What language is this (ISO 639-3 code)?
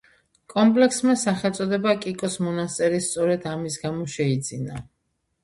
kat